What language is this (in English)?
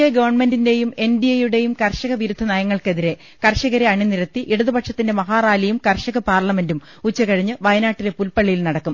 Malayalam